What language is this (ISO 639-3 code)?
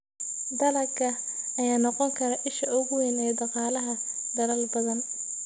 som